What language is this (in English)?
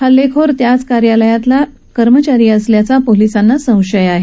Marathi